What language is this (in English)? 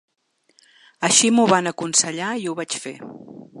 Catalan